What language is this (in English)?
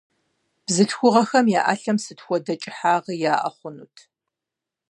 Kabardian